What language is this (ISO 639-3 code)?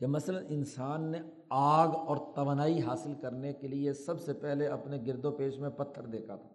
urd